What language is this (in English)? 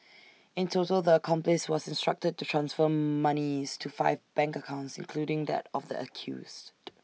English